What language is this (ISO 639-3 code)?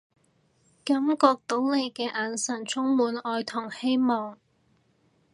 yue